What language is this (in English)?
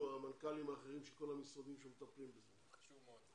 Hebrew